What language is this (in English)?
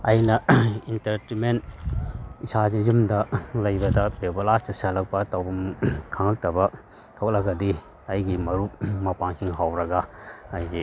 Manipuri